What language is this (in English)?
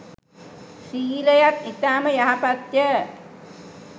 Sinhala